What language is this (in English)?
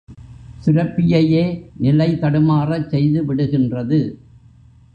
Tamil